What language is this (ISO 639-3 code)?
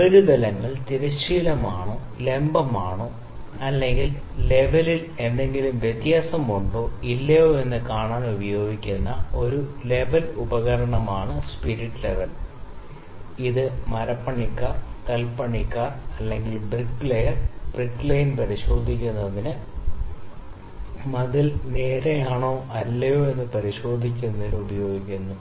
mal